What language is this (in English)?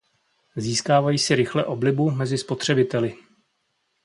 Czech